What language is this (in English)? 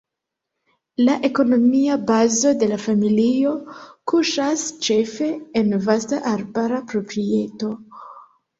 Esperanto